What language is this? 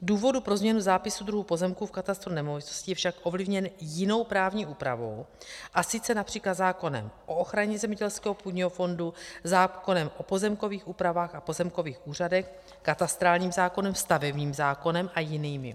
Czech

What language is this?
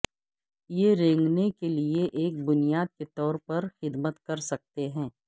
Urdu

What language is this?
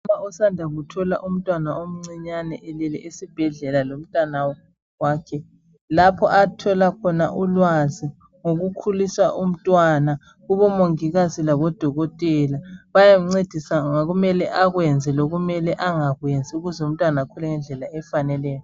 North Ndebele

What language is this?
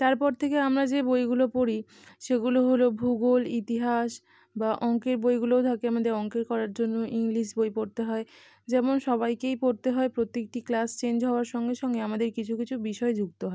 Bangla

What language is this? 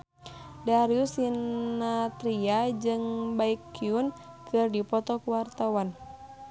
Sundanese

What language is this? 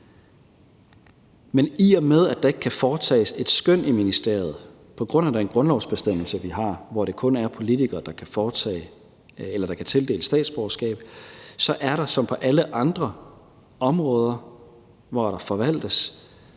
Danish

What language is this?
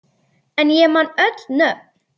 Icelandic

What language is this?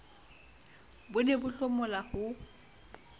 Southern Sotho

